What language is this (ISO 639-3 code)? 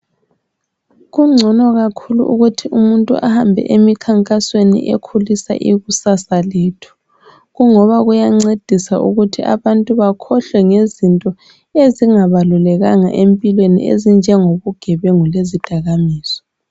nde